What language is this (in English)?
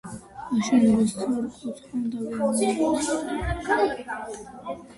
Georgian